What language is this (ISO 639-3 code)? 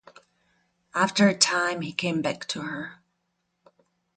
eng